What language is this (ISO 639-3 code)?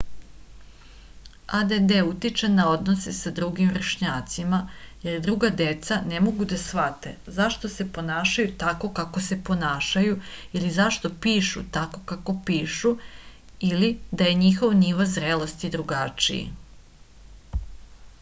srp